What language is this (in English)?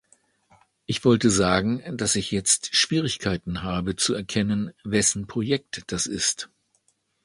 German